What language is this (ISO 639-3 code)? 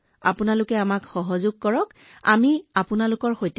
asm